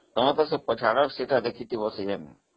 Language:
Odia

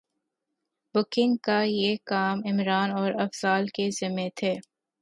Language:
Urdu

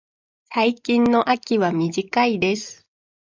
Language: Japanese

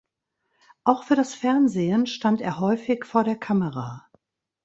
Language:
German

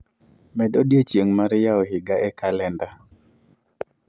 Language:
Luo (Kenya and Tanzania)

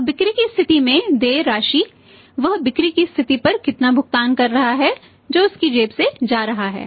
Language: Hindi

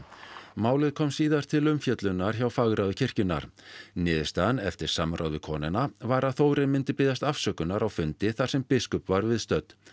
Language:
Icelandic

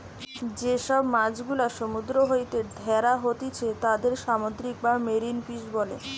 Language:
Bangla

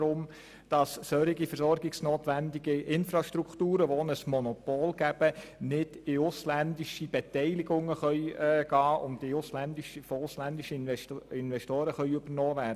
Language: Swiss German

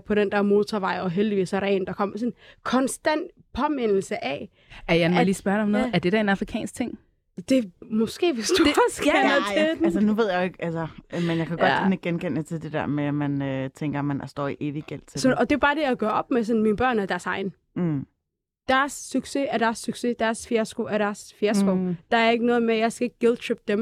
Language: Danish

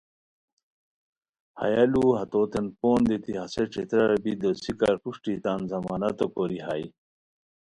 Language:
Khowar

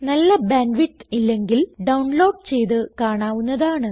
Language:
Malayalam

